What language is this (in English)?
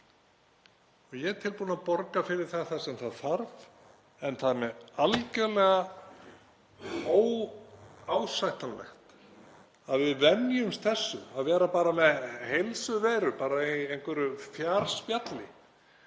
Icelandic